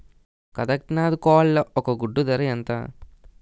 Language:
Telugu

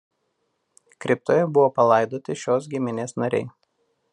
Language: Lithuanian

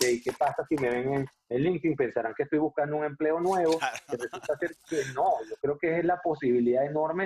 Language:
Spanish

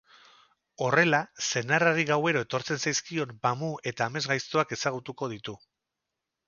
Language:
Basque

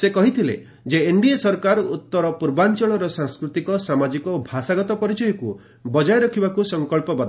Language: Odia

